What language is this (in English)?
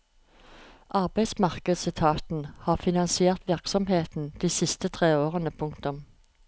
Norwegian